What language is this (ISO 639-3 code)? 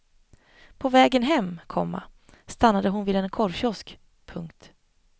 swe